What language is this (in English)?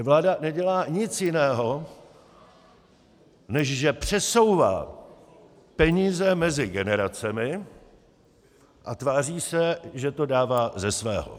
Czech